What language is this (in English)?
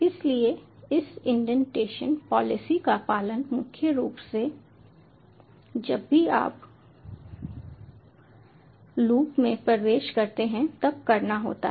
Hindi